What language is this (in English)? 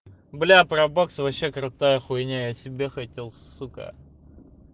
Russian